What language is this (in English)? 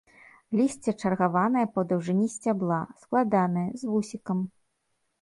Belarusian